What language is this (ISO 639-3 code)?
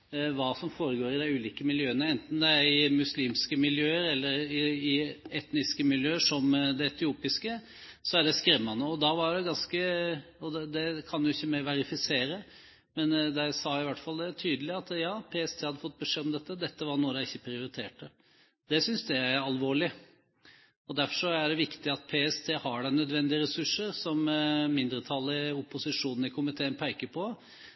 nob